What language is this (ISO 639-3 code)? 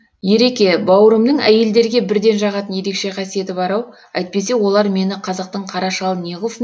kaz